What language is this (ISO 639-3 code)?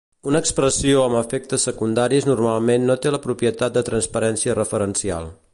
cat